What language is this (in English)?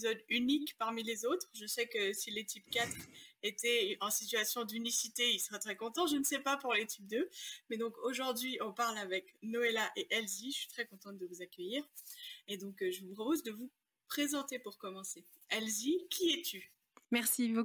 French